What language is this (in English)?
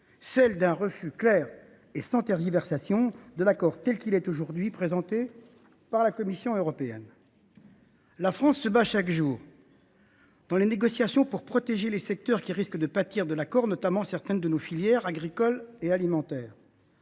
French